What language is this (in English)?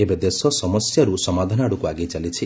Odia